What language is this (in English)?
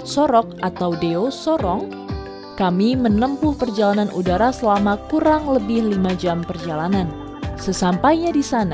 Indonesian